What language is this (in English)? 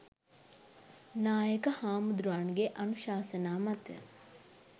Sinhala